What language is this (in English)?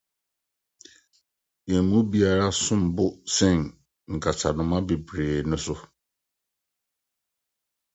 Akan